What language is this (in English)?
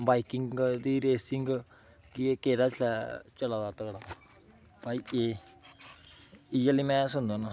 Dogri